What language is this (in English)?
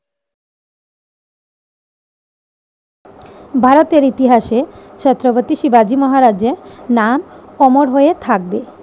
Bangla